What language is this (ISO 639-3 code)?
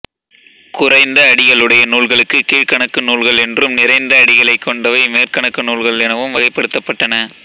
tam